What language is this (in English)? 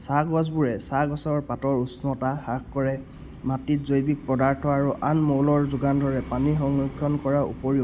Assamese